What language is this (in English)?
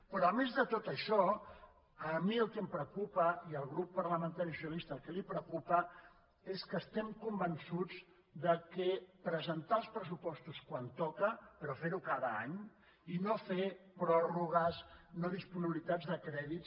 Catalan